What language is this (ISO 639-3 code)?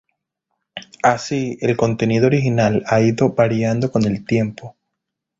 spa